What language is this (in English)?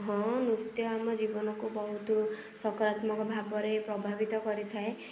Odia